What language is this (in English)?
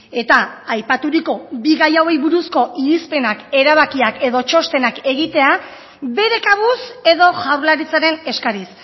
Basque